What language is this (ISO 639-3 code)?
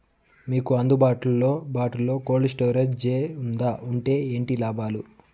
tel